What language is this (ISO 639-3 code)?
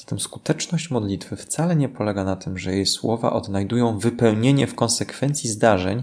pol